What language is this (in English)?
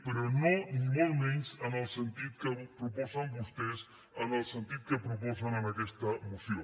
Catalan